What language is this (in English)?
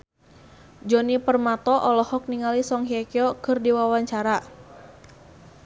Sundanese